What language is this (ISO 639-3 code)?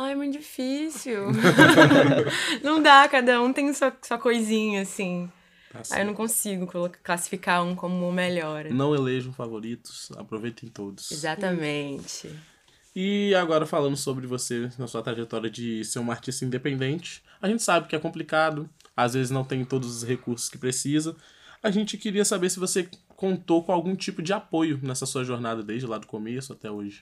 por